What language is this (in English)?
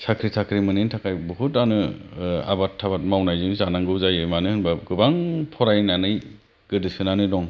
Bodo